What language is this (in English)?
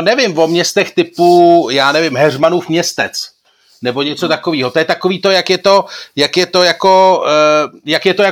Czech